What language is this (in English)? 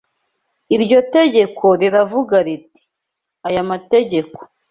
Kinyarwanda